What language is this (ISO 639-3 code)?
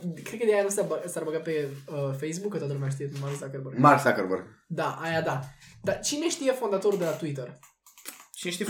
ron